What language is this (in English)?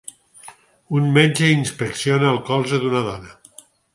Catalan